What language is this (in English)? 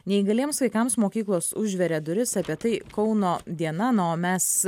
Lithuanian